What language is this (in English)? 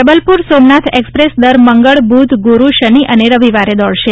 Gujarati